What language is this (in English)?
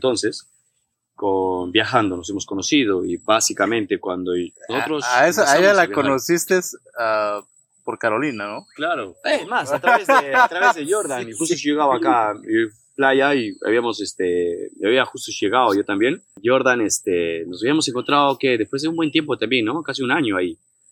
Spanish